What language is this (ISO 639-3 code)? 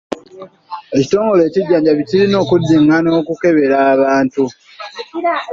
lug